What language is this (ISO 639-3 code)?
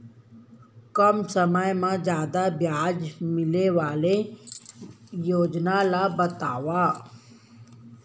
hne